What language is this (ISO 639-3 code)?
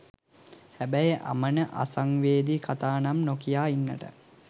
sin